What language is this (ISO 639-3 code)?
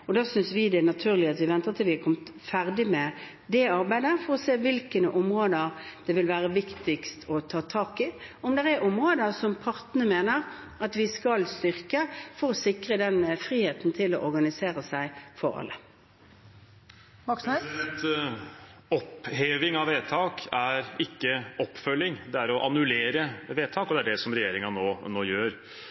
nor